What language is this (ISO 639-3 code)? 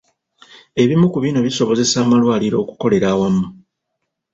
lug